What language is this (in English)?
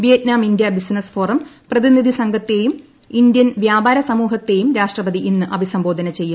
Malayalam